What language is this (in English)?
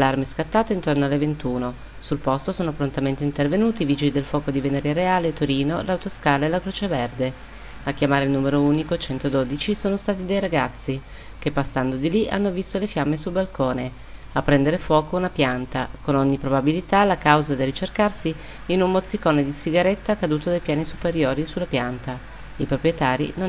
Italian